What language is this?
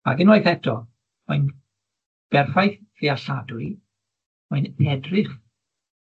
Welsh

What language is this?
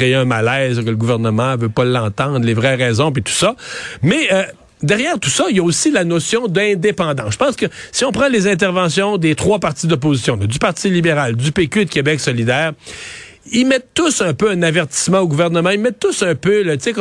French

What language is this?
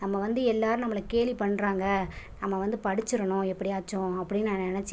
Tamil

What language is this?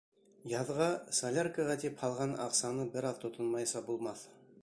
Bashkir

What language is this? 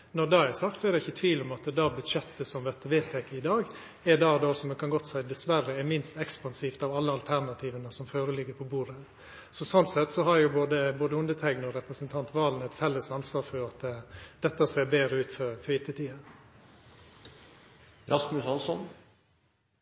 Norwegian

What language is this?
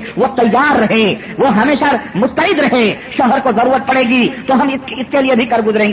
Urdu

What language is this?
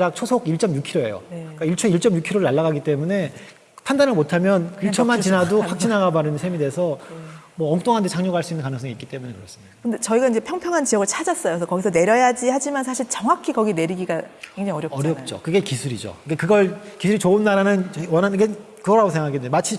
Korean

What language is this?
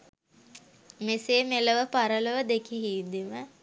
Sinhala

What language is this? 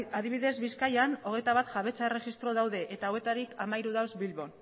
Basque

